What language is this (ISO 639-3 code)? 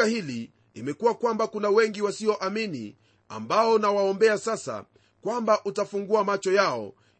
swa